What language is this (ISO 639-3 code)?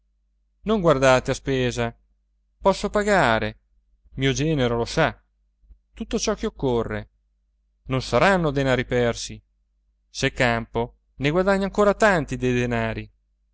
ita